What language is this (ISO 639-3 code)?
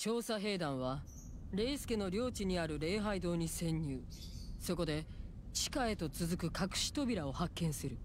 jpn